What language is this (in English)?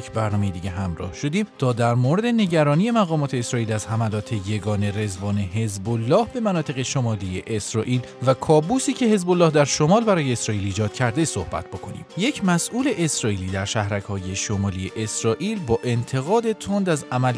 Persian